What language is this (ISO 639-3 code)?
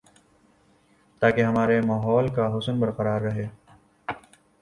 urd